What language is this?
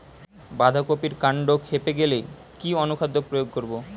Bangla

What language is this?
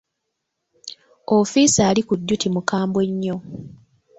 Ganda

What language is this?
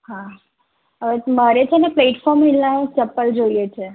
Gujarati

